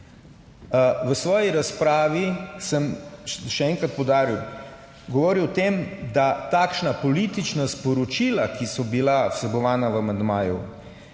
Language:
Slovenian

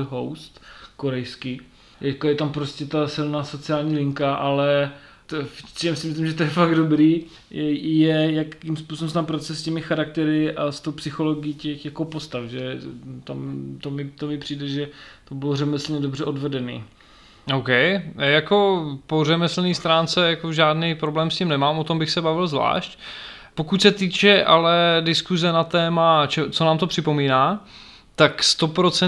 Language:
Czech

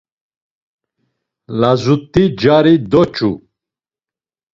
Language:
Laz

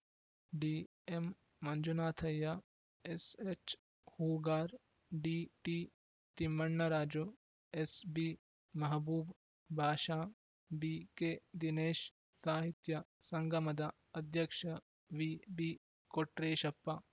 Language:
Kannada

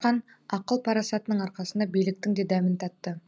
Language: Kazakh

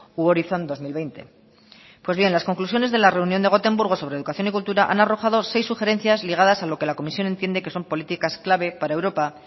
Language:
Spanish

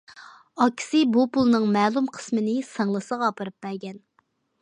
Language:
Uyghur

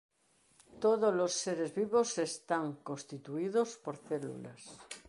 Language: Galician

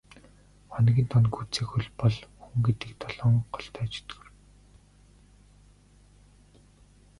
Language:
Mongolian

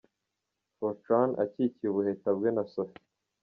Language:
Kinyarwanda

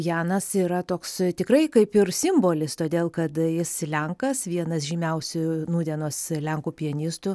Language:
Lithuanian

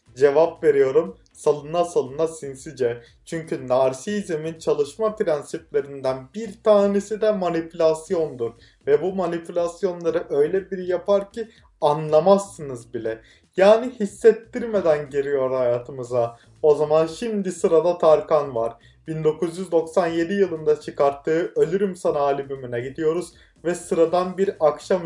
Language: Turkish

